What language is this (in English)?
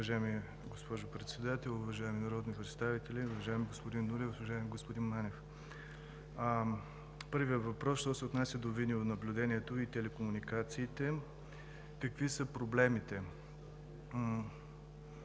Bulgarian